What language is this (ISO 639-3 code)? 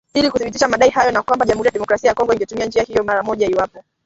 swa